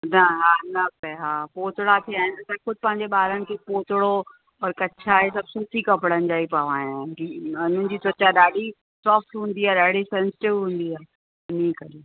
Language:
Sindhi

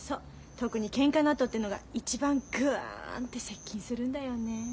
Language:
Japanese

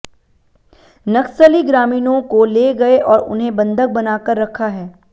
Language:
Hindi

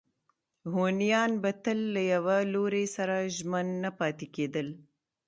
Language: Pashto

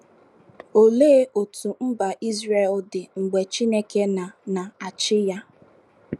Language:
Igbo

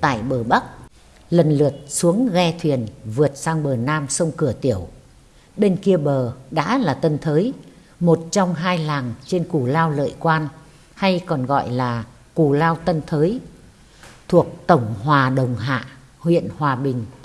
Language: Vietnamese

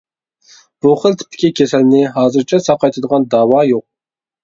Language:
Uyghur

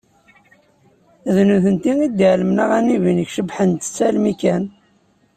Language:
Kabyle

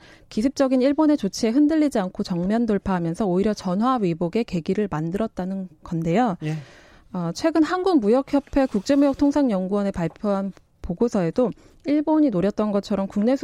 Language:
Korean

